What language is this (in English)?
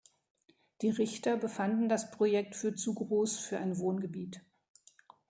German